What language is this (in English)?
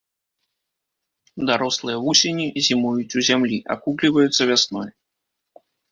Belarusian